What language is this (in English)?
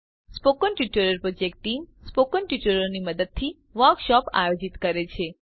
Gujarati